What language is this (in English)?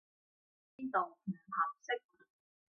Cantonese